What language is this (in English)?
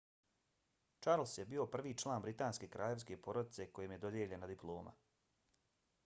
Bosnian